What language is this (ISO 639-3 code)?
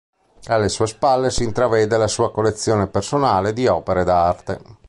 ita